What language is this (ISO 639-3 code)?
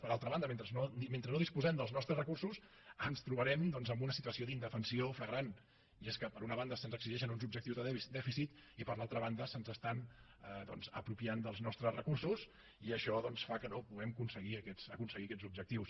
cat